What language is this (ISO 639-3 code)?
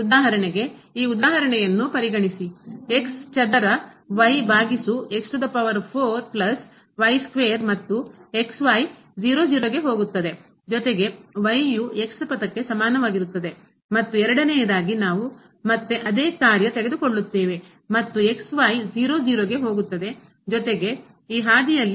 kan